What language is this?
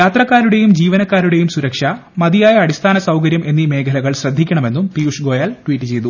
Malayalam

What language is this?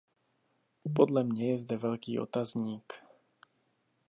Czech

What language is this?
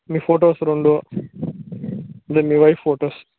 Telugu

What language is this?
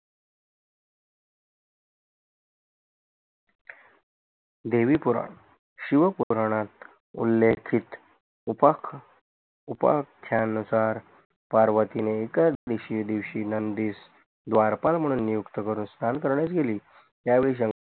Marathi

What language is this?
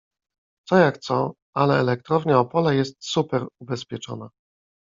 Polish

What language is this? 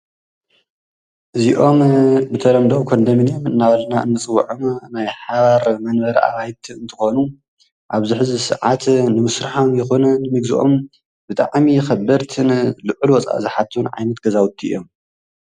Tigrinya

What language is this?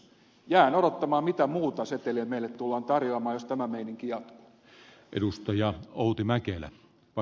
Finnish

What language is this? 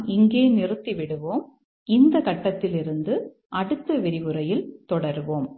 Tamil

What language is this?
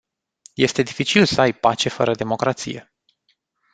Romanian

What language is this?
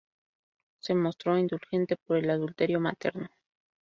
Spanish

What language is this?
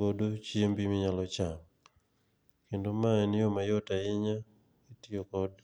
Luo (Kenya and Tanzania)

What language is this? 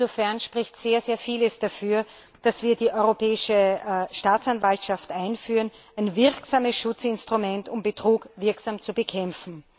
German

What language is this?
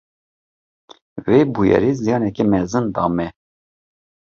Kurdish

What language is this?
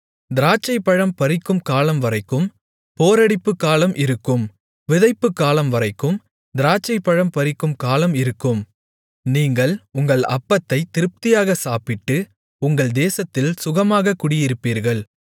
Tamil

